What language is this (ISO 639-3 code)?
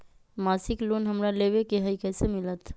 mag